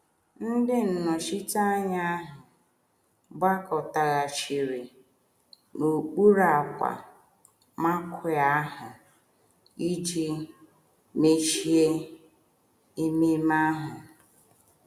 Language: Igbo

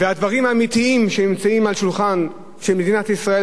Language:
Hebrew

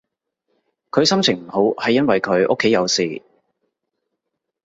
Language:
Cantonese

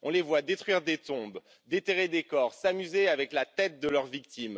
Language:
French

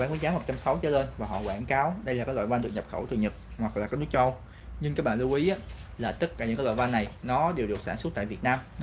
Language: Vietnamese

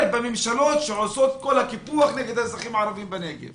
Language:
Hebrew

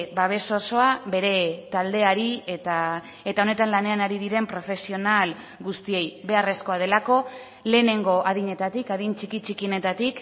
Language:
Basque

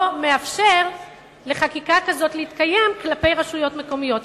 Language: Hebrew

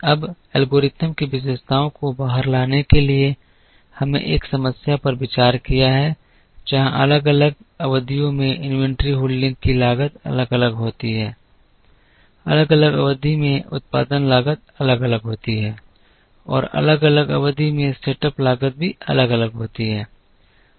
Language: Hindi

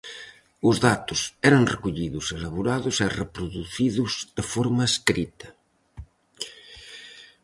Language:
Galician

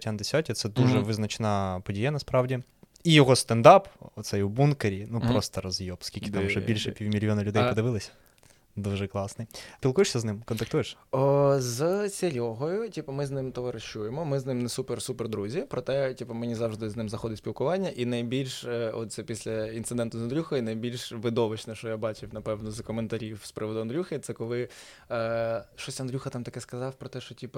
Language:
Ukrainian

